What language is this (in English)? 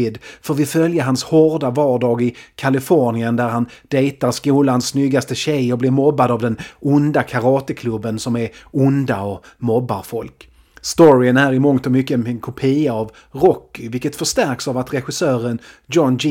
Swedish